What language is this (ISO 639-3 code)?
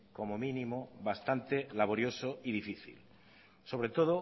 spa